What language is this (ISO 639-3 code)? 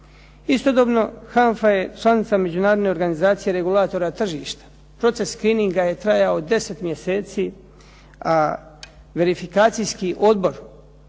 hrv